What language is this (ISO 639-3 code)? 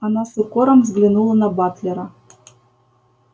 rus